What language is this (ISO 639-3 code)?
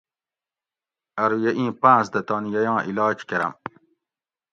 gwc